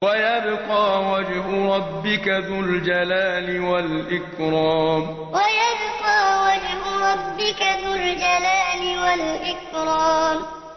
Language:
Arabic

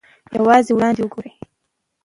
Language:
Pashto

